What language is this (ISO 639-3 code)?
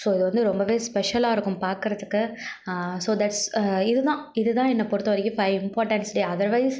tam